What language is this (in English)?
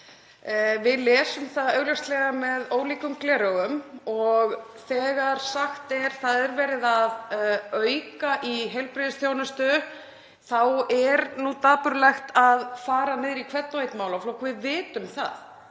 Icelandic